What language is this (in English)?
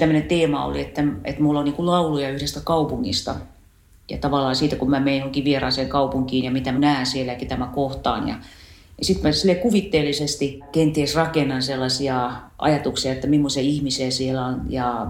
Finnish